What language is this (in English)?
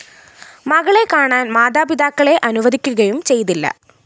Malayalam